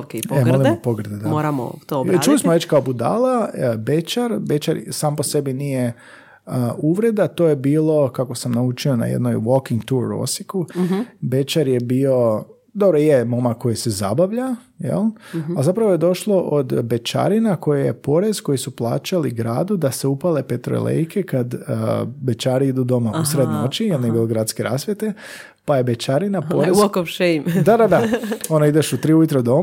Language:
Croatian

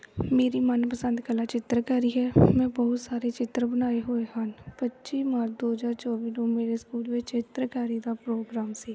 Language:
Punjabi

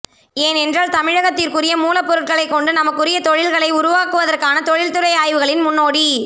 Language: Tamil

